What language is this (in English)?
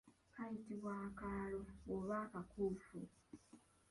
Ganda